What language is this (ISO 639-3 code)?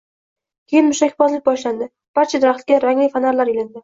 uzb